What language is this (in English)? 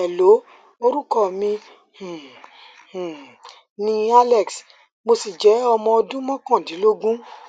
Yoruba